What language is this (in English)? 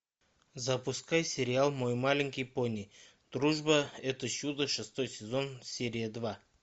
Russian